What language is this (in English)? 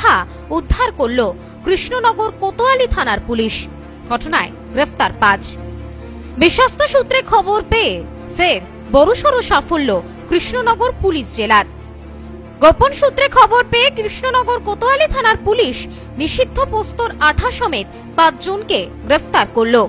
Bangla